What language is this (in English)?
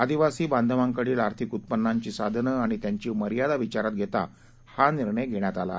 Marathi